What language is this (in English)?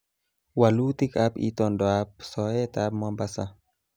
Kalenjin